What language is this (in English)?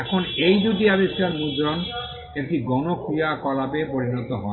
Bangla